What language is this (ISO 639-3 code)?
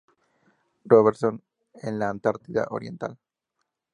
spa